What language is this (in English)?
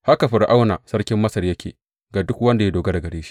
Hausa